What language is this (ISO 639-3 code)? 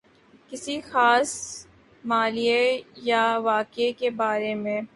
urd